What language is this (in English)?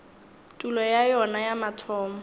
Northern Sotho